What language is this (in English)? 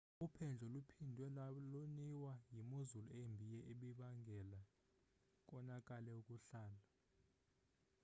Xhosa